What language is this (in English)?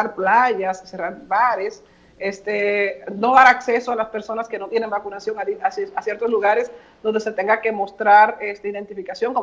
Spanish